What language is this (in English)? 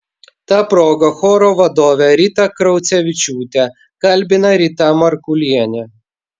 Lithuanian